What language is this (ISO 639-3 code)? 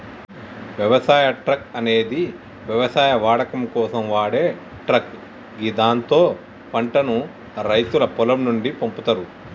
tel